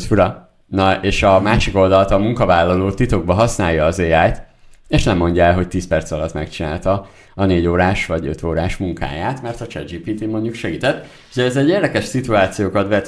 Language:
Hungarian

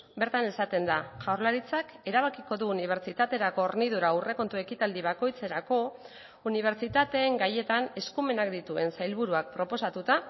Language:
Basque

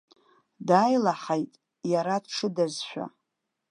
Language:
Abkhazian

